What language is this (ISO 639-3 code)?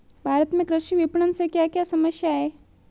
hin